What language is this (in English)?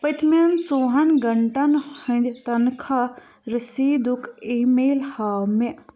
Kashmiri